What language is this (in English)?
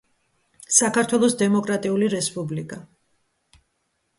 Georgian